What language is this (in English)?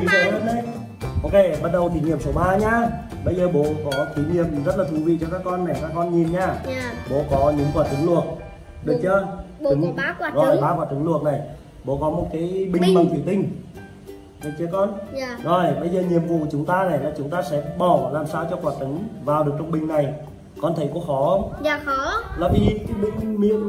Vietnamese